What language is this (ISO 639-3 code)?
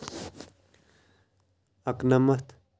kas